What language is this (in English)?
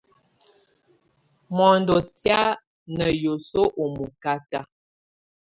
Tunen